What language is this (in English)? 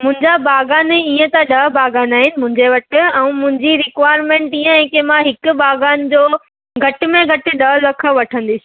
Sindhi